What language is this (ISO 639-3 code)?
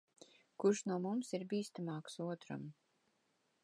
lav